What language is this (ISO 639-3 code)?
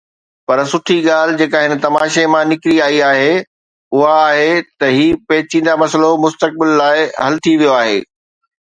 snd